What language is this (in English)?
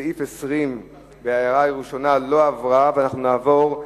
Hebrew